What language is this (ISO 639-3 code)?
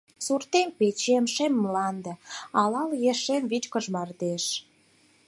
chm